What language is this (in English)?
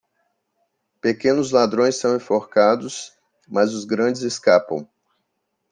Portuguese